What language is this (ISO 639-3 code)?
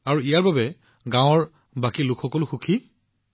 asm